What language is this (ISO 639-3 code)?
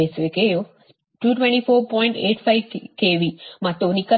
kan